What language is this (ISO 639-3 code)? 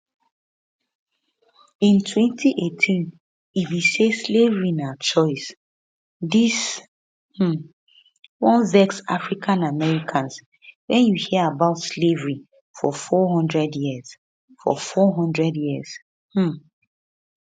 pcm